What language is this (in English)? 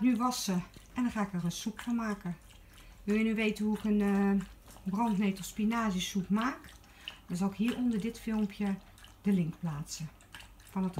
Dutch